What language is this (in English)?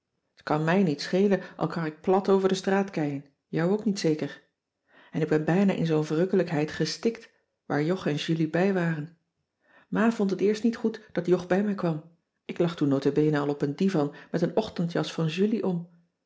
Dutch